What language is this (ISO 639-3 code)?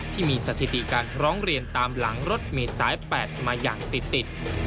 tha